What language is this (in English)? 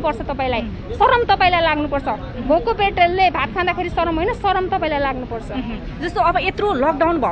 Thai